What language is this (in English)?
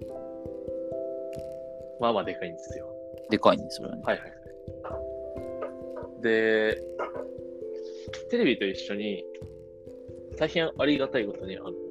Japanese